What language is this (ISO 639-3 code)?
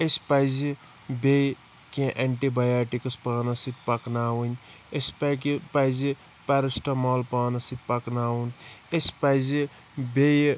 kas